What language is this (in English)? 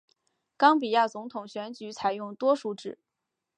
Chinese